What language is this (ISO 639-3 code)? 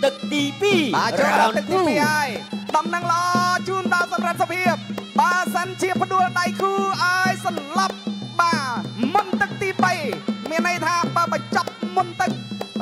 tha